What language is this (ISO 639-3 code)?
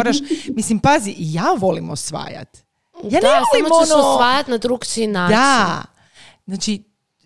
hrv